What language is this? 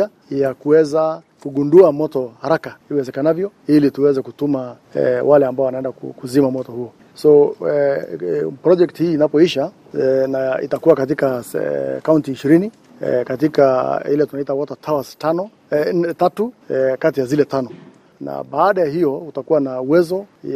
Swahili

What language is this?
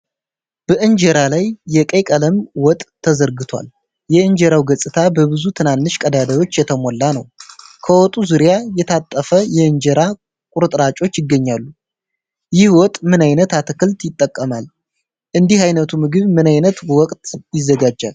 Amharic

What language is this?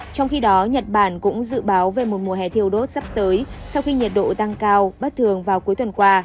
Vietnamese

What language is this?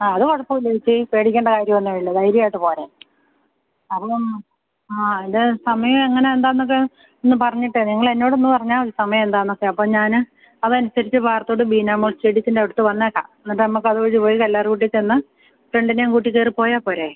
Malayalam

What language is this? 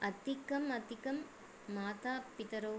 Sanskrit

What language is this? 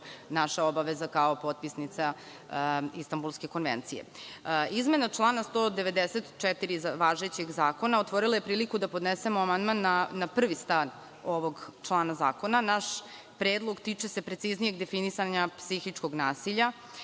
Serbian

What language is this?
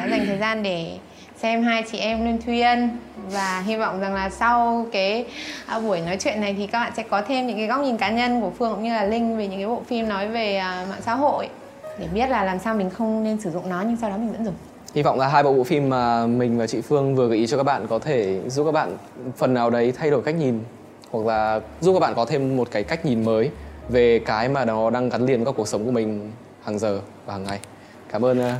Vietnamese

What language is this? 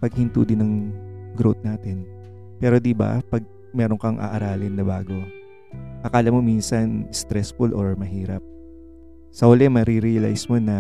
Filipino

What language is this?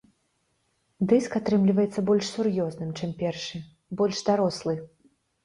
Belarusian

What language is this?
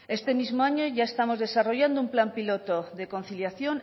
Spanish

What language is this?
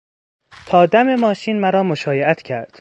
Persian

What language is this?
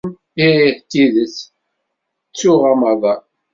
Kabyle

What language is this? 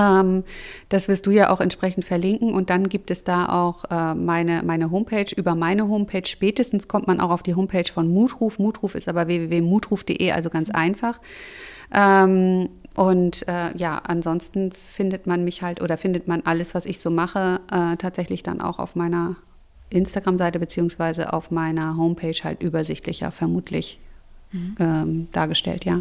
German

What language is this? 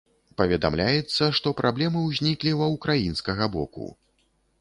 Belarusian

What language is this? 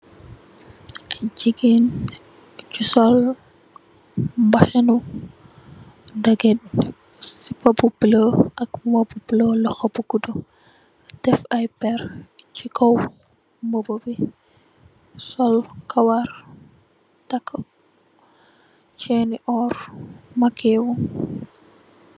Wolof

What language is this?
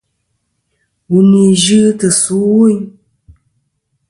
Kom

